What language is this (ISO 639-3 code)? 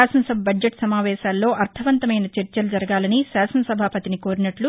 tel